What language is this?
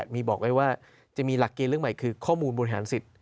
Thai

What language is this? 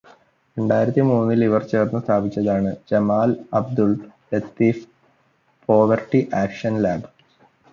Malayalam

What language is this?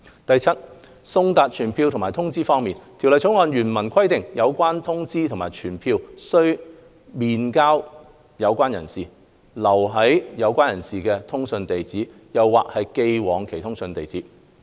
Cantonese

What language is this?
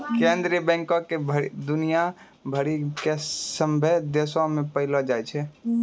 Maithili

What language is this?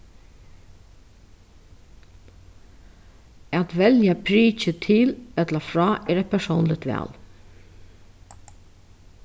Faroese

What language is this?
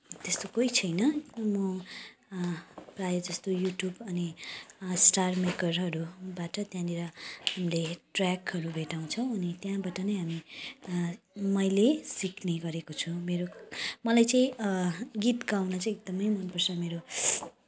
Nepali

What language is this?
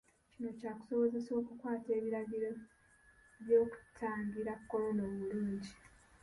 Ganda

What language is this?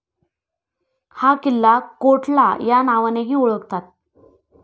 Marathi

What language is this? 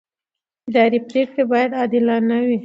Pashto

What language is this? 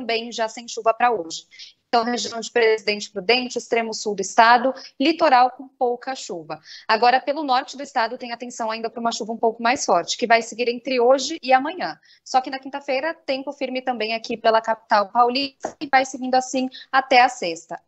Portuguese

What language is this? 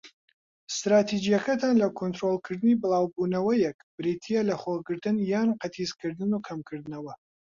Central Kurdish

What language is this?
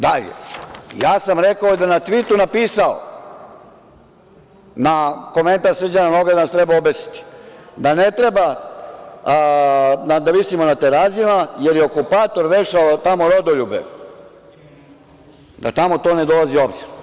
Serbian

